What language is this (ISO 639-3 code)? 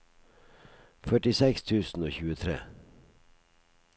nor